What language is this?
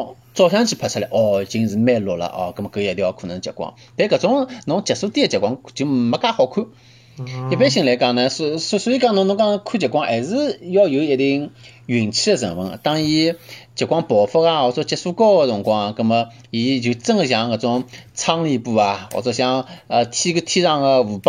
Chinese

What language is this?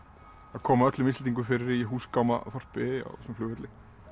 Icelandic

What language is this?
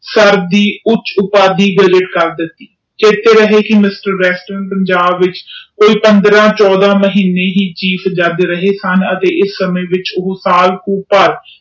Punjabi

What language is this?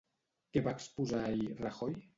Catalan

